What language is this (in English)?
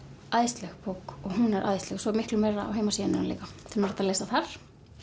Icelandic